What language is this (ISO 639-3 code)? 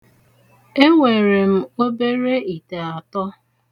ibo